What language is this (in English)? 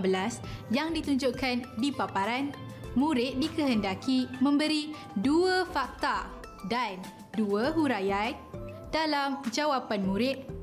Malay